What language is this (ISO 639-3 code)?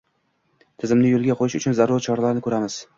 uzb